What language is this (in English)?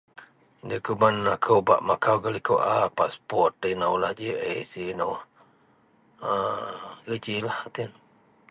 Central Melanau